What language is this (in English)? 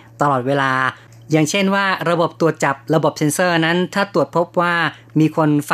Thai